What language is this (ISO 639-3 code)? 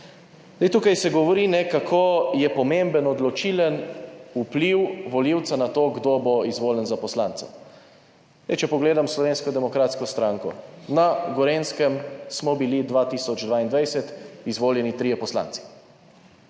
slv